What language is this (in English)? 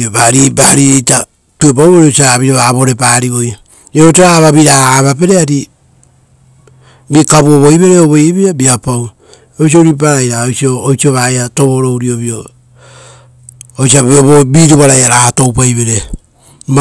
Rotokas